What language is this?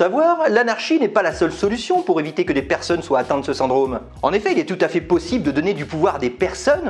French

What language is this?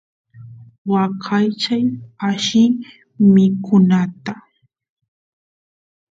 Santiago del Estero Quichua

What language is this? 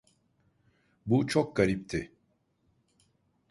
Turkish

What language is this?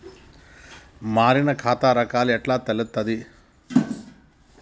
Telugu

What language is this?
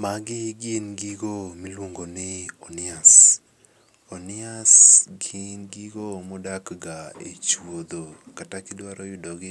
Luo (Kenya and Tanzania)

